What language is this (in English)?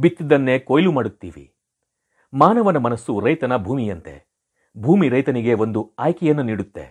Kannada